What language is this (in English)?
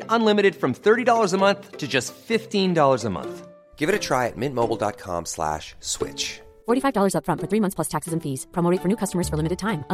Filipino